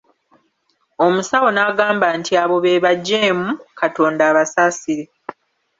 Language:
Ganda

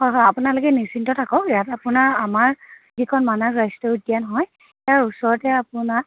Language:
Assamese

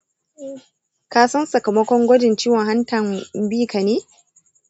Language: Hausa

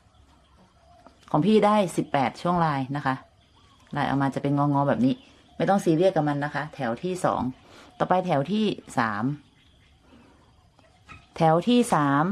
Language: Thai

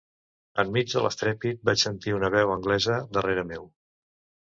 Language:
Catalan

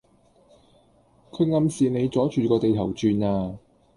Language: Cantonese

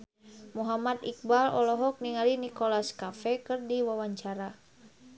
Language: Sundanese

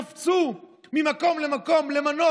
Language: Hebrew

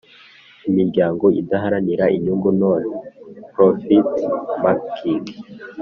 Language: Kinyarwanda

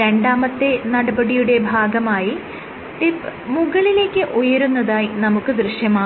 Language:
Malayalam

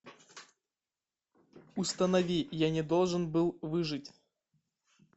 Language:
Russian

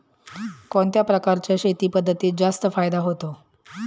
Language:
Marathi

